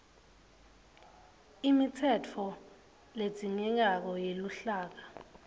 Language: Swati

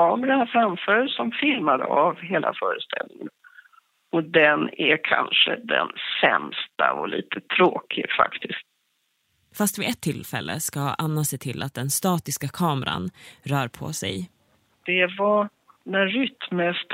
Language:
Swedish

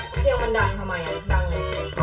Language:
Thai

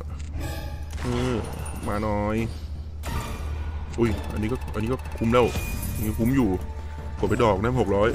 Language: Thai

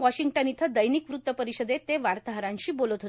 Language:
Marathi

